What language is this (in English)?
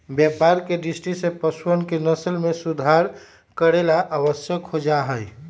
Magahi